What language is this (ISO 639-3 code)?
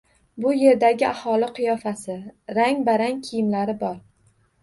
uzb